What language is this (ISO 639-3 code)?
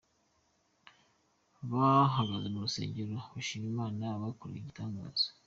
kin